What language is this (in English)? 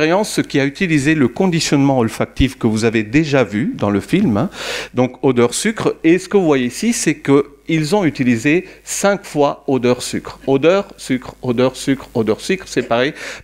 French